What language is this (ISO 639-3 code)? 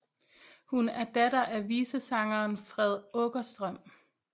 dan